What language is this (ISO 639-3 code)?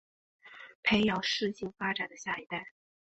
zho